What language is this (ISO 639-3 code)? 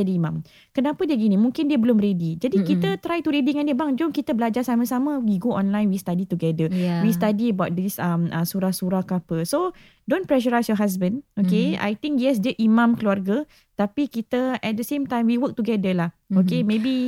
msa